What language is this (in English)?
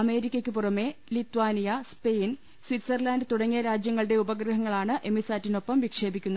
Malayalam